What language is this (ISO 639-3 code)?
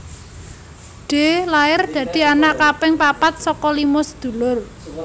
jav